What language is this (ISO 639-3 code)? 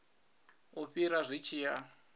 ven